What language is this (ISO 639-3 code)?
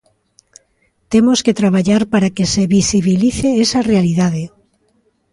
glg